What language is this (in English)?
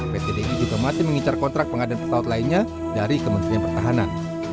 Indonesian